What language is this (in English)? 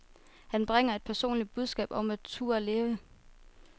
Danish